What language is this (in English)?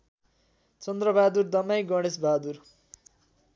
Nepali